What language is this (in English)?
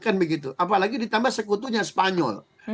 Indonesian